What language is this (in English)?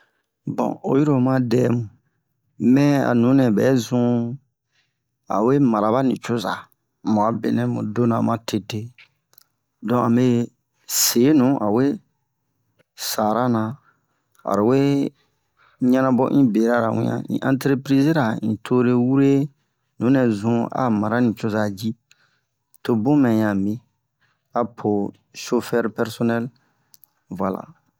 Bomu